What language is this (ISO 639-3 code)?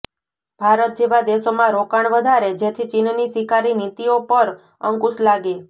guj